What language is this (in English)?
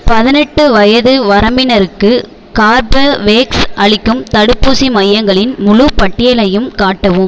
Tamil